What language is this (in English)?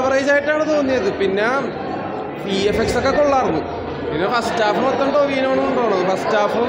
Arabic